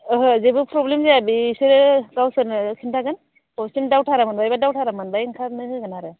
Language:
Bodo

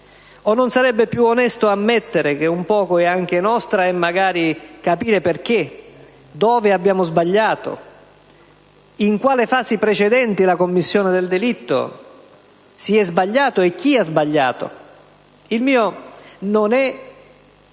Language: Italian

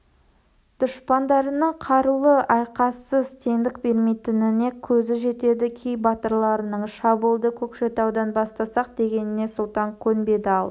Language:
Kazakh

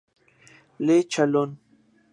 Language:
Spanish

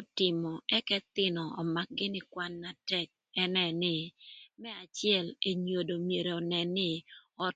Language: Thur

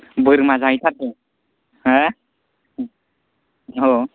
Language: Bodo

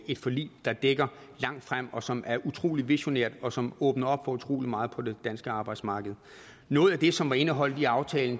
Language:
Danish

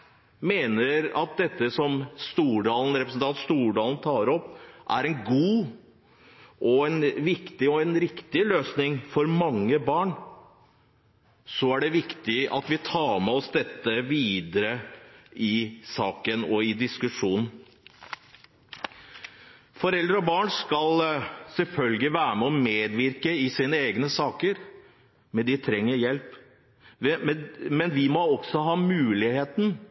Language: Norwegian Bokmål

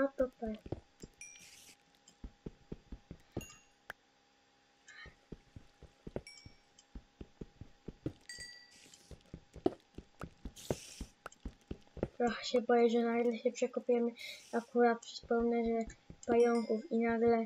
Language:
Polish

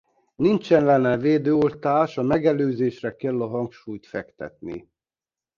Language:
Hungarian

